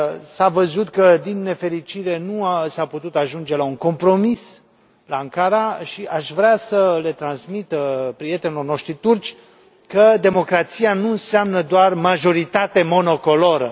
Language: Romanian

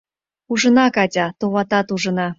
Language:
Mari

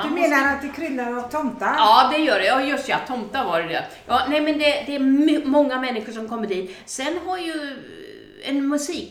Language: Swedish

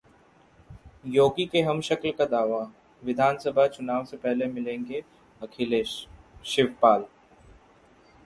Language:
Hindi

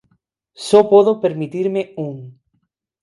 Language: Galician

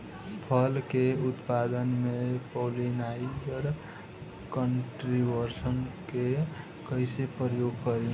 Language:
Bhojpuri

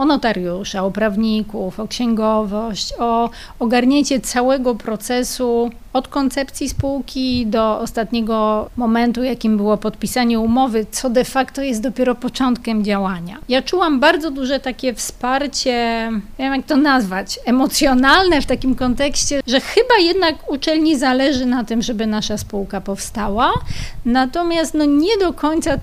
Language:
Polish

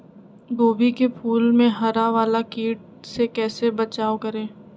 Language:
Magahi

